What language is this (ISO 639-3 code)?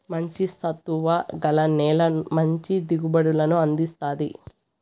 tel